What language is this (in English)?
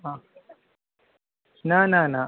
Sanskrit